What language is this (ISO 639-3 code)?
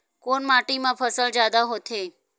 hne